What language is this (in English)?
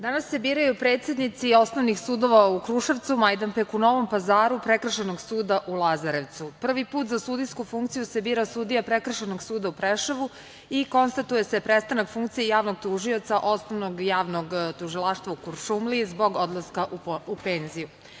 Serbian